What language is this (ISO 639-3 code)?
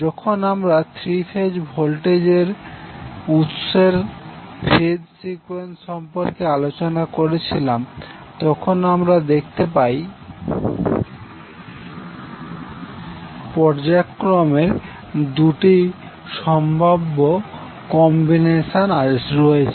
ben